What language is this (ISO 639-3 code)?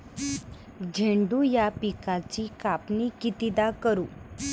mar